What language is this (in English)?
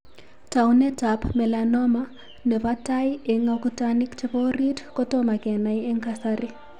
Kalenjin